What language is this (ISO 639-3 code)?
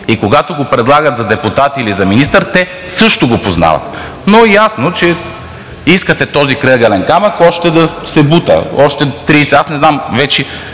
bul